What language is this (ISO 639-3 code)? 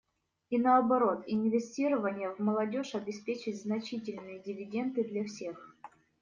rus